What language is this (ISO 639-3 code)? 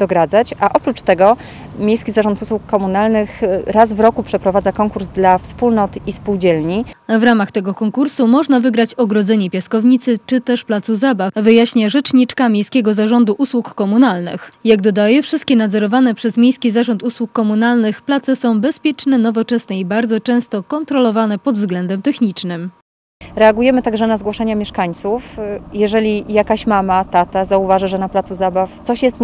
pol